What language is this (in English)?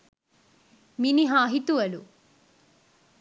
Sinhala